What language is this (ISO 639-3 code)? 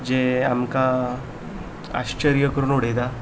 kok